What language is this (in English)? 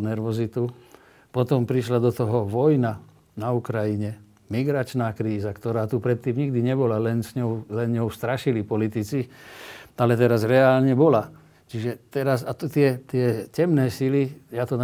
Slovak